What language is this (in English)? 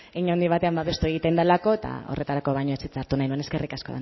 Basque